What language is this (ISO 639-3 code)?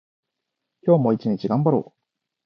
jpn